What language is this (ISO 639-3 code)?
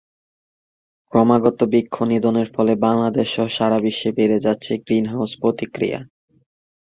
ben